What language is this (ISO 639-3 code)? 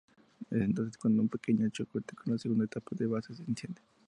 spa